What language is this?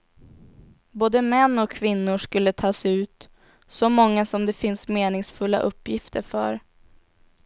Swedish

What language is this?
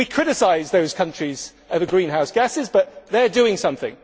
English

